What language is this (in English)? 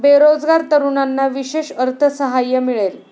Marathi